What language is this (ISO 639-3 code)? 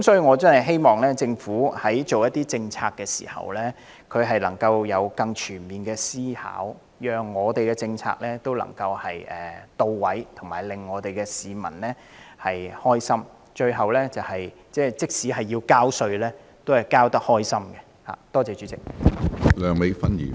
yue